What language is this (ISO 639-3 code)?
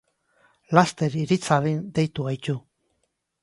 eus